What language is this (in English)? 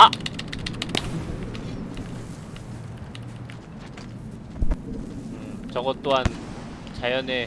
Korean